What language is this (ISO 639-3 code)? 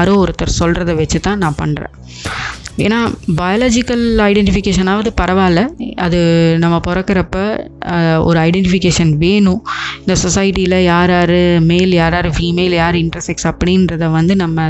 tam